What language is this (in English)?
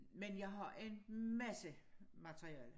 Danish